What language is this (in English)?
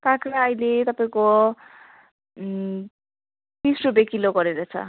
Nepali